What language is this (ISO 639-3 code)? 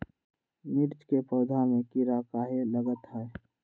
mag